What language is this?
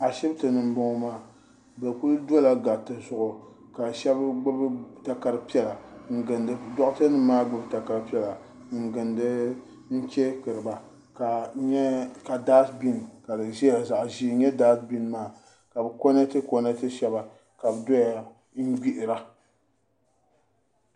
Dagbani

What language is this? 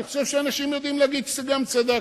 Hebrew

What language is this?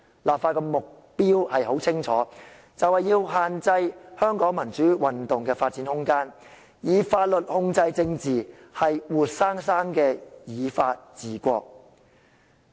Cantonese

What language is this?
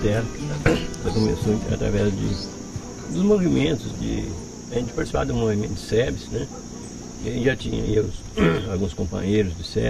Portuguese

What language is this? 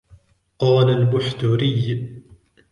Arabic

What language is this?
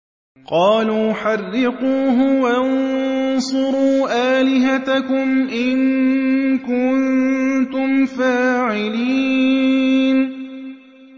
Arabic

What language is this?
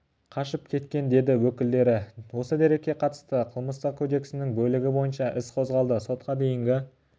Kazakh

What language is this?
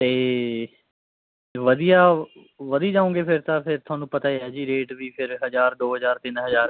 Punjabi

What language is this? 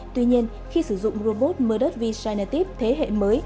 Vietnamese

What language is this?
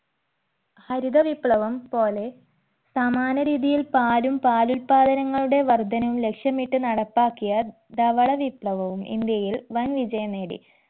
Malayalam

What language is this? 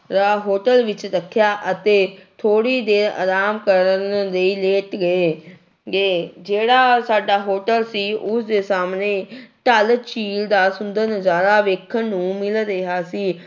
Punjabi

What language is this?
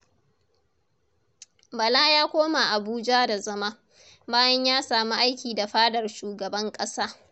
Hausa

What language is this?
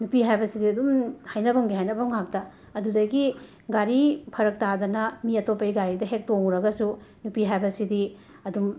Manipuri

